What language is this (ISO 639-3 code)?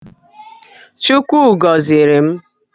ibo